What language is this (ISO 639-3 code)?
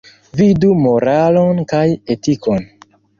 epo